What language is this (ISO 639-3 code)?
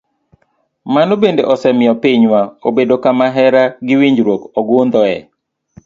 luo